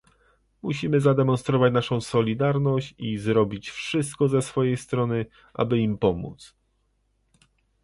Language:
Polish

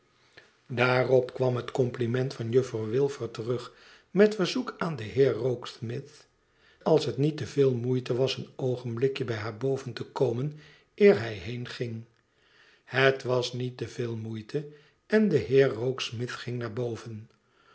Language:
Dutch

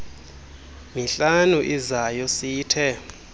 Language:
Xhosa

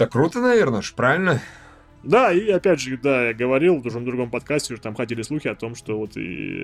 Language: Russian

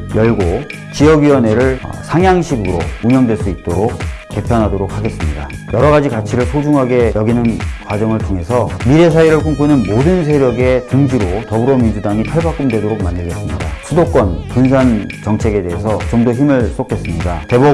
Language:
Korean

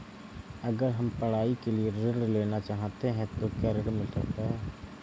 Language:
Hindi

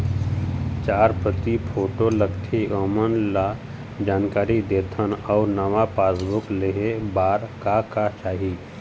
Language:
Chhattisgarhi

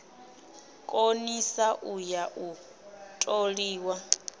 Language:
Venda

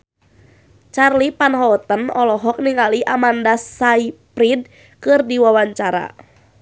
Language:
Sundanese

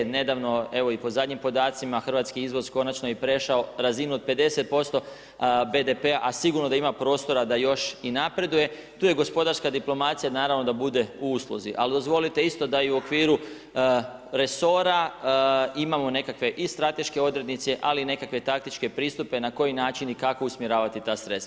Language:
Croatian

